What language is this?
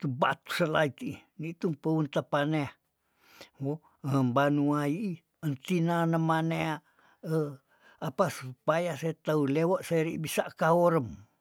Tondano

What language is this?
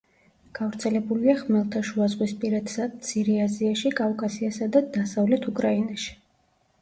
Georgian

